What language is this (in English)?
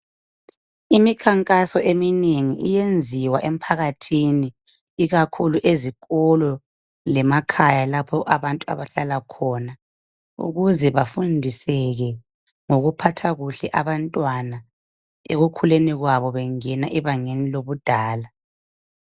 North Ndebele